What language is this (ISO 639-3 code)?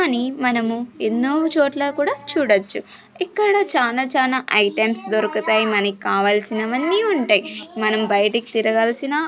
tel